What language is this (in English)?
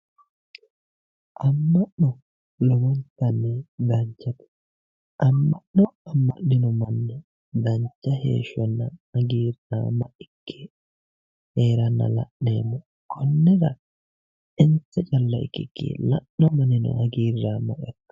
Sidamo